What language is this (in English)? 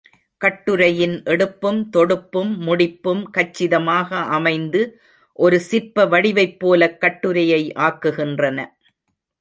Tamil